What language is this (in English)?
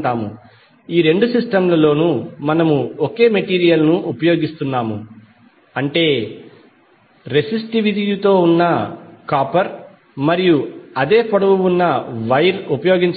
Telugu